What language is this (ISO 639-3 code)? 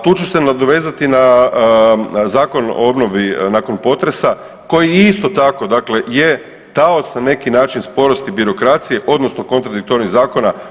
hrv